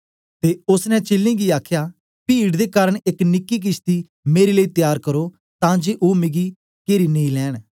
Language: Dogri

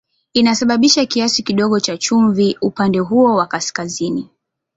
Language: Swahili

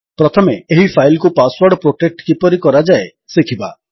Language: Odia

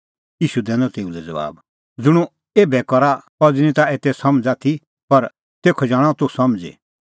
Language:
Kullu Pahari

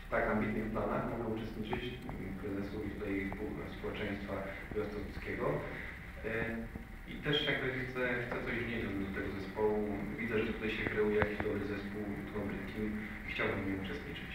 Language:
Polish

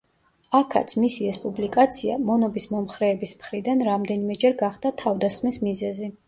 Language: Georgian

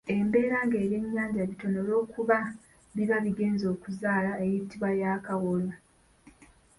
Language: Ganda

